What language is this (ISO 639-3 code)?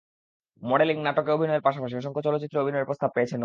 ben